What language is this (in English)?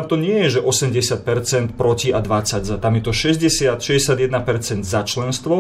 Slovak